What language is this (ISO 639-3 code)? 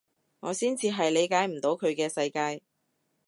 yue